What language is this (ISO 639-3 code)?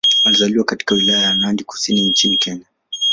swa